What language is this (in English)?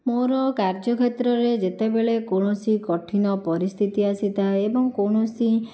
Odia